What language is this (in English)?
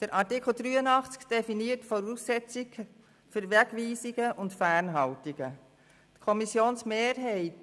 Swiss German